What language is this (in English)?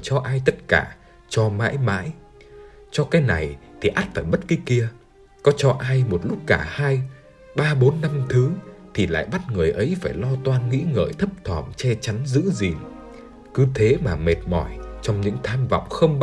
Vietnamese